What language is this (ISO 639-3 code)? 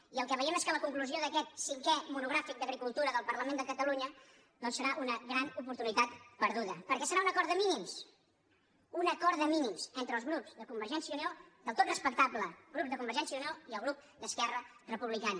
cat